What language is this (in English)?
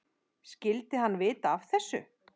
Icelandic